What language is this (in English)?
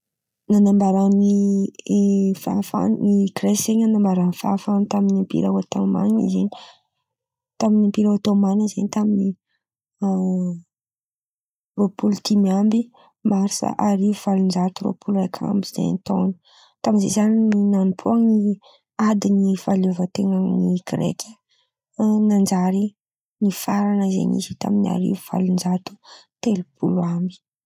Antankarana Malagasy